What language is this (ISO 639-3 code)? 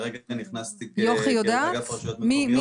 heb